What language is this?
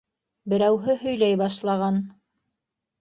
Bashkir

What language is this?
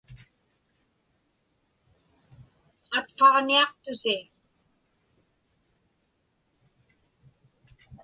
Inupiaq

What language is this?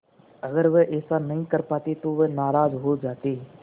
Hindi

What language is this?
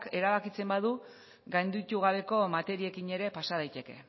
Basque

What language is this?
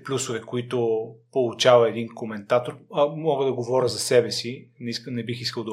Bulgarian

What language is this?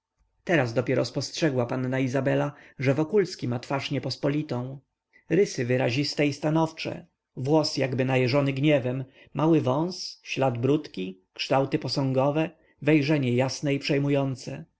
Polish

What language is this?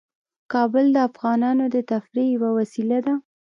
Pashto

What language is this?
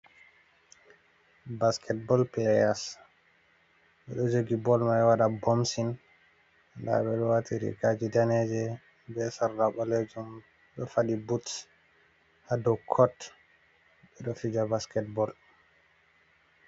Fula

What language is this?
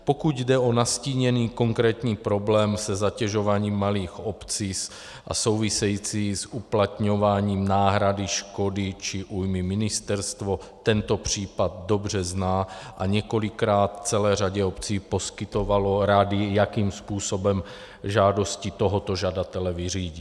Czech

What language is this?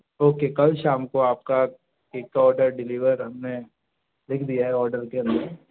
Hindi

